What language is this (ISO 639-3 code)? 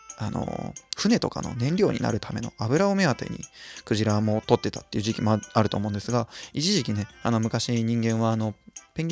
jpn